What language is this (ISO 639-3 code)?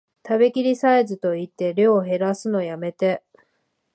jpn